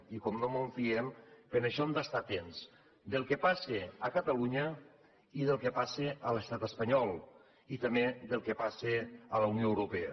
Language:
Catalan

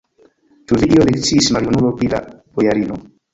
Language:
Esperanto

